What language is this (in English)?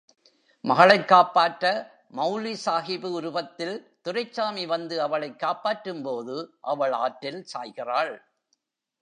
Tamil